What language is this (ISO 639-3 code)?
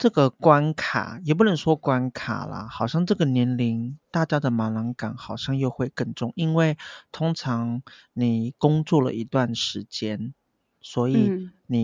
zho